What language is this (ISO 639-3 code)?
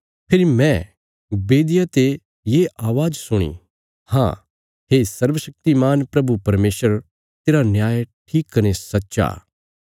kfs